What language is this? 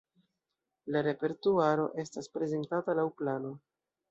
Esperanto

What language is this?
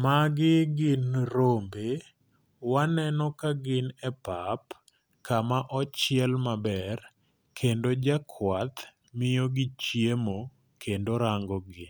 Luo (Kenya and Tanzania)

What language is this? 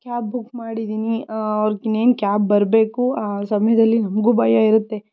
Kannada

